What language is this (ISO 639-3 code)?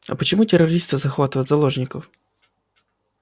rus